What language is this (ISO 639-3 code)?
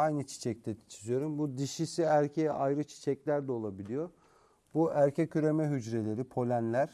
tur